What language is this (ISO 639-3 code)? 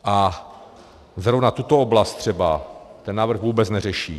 ces